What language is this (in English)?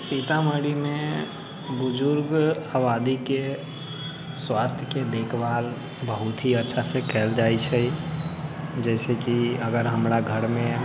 Maithili